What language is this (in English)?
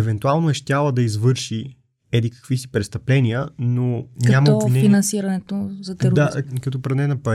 Bulgarian